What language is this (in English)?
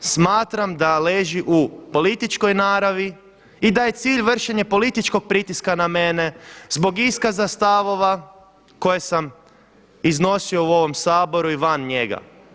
Croatian